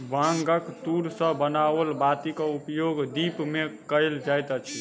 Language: Maithili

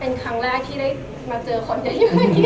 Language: Thai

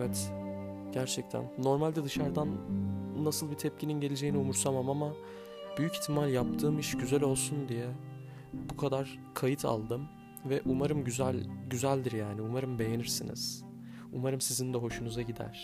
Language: Turkish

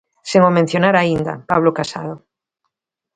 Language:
Galician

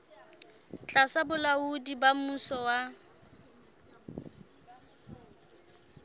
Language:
Southern Sotho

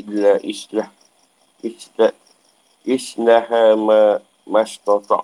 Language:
Malay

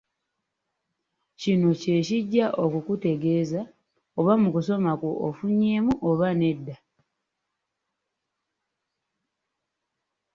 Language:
Ganda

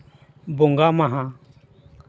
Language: Santali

